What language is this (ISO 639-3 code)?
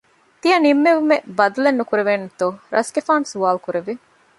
div